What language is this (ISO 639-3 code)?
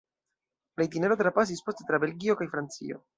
epo